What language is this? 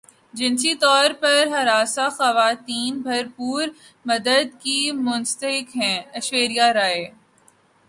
Urdu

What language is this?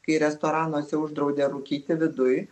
Lithuanian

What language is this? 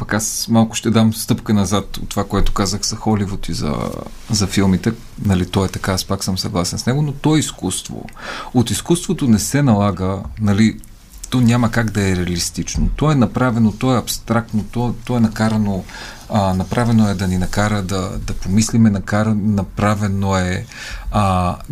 Bulgarian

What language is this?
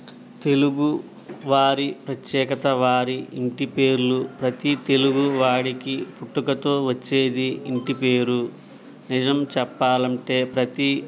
Telugu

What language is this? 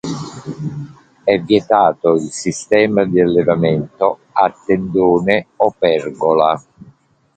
Italian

